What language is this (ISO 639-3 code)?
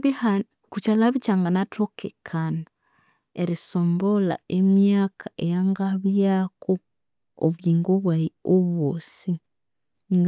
koo